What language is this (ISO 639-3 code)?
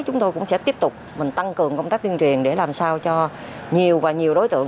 vie